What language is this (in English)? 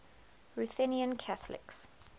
English